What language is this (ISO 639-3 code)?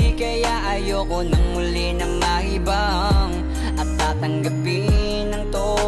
ind